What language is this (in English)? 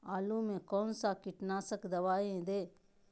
Magahi